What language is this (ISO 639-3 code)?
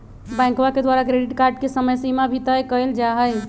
mag